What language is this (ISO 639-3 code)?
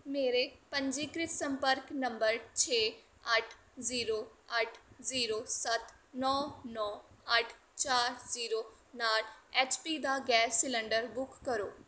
pan